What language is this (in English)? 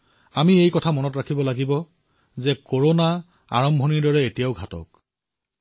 Assamese